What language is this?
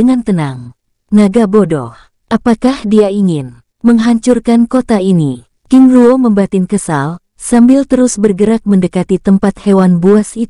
Indonesian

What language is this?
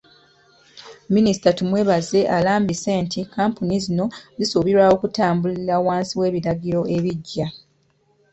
Ganda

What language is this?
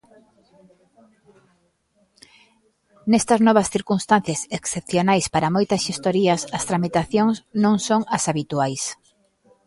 Galician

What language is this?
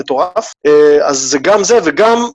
Hebrew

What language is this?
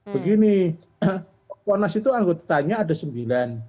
Indonesian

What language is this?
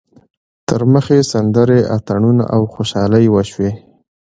Pashto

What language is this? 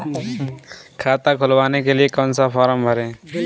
Hindi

